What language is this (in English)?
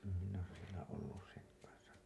Finnish